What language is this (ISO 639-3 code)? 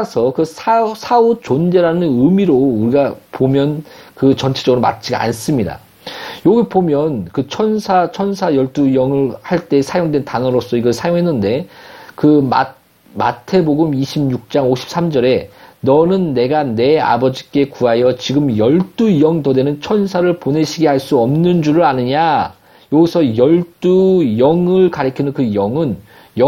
kor